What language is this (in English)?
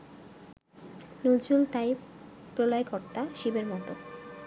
Bangla